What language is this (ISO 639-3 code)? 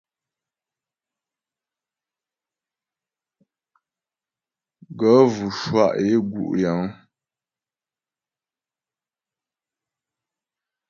bbj